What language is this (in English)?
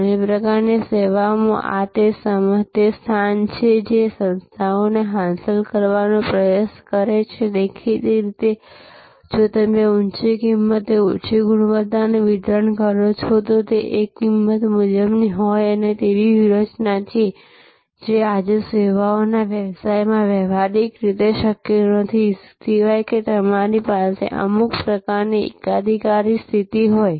Gujarati